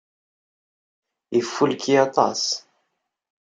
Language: Kabyle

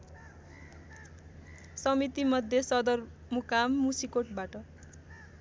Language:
Nepali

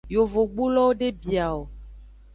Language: Aja (Benin)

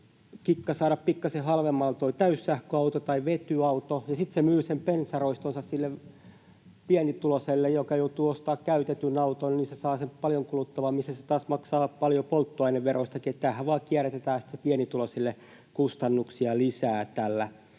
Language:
Finnish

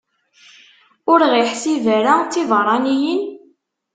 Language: Kabyle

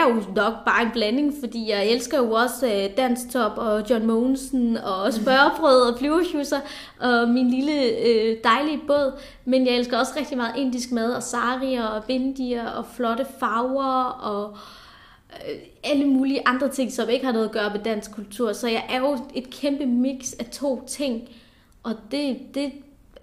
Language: Danish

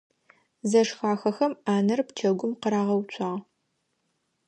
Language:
Adyghe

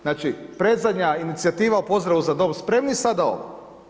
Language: Croatian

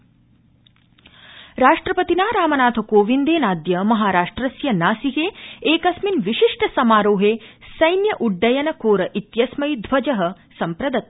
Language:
Sanskrit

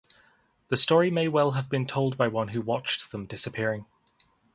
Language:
English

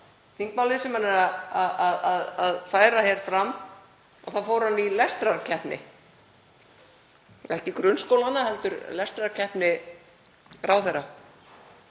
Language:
Icelandic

